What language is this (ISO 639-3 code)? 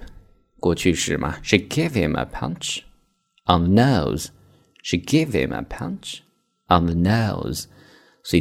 zho